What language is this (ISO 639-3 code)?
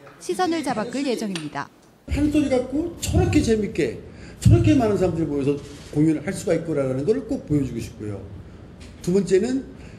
kor